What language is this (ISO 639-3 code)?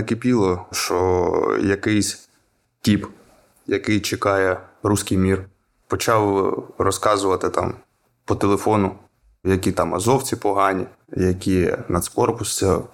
ukr